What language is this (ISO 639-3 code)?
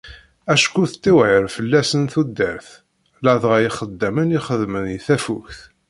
kab